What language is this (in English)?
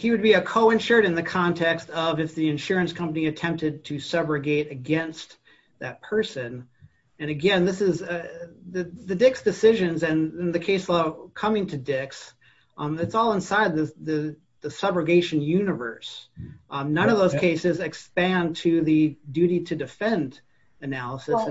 English